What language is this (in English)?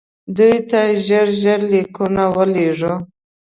Pashto